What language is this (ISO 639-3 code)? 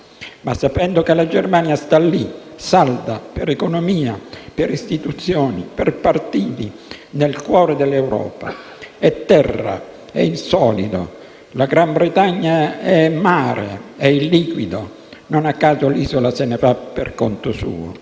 ita